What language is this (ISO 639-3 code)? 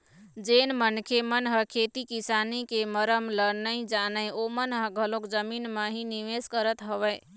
hne